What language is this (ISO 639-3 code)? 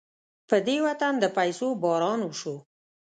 pus